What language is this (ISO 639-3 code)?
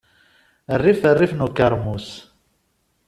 kab